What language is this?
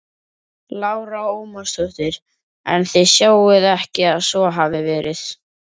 Icelandic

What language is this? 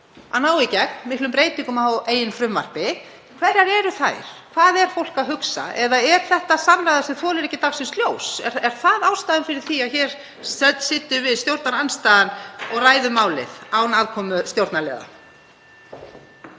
Icelandic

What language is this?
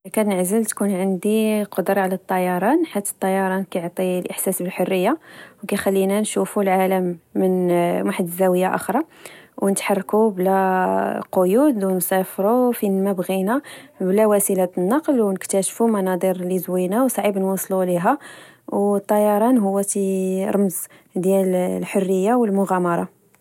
Moroccan Arabic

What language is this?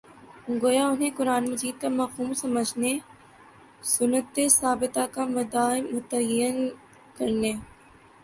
Urdu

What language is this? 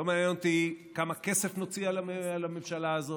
Hebrew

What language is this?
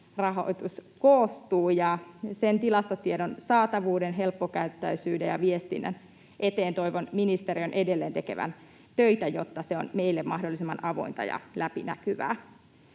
Finnish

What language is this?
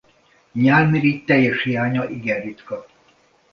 Hungarian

